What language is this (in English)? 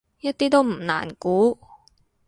Cantonese